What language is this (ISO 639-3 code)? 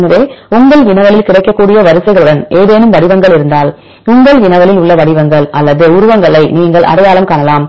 tam